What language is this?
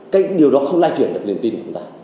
Vietnamese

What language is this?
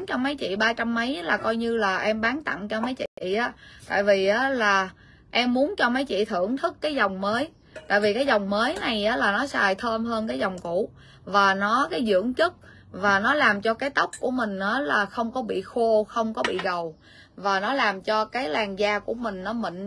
Vietnamese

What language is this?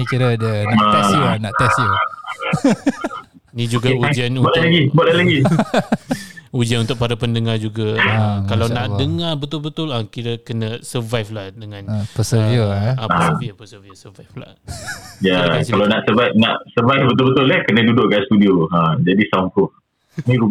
Malay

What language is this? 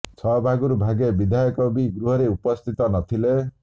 Odia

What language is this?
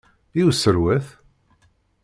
Kabyle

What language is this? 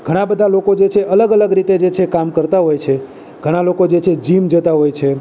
Gujarati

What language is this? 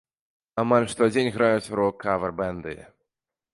Belarusian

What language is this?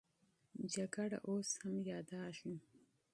Pashto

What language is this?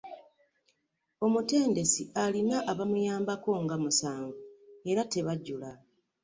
Ganda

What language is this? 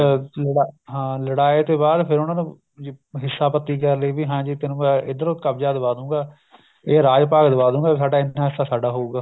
Punjabi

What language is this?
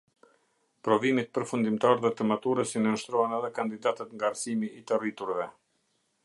Albanian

